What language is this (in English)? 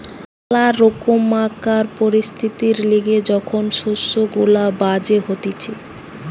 Bangla